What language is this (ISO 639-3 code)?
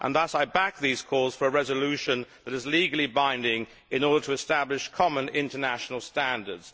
eng